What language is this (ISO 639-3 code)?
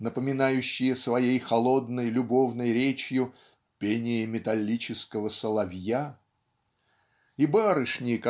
rus